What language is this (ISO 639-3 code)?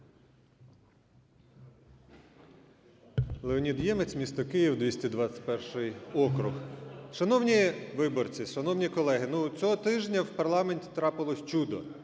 ukr